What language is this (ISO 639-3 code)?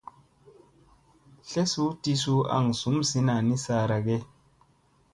mse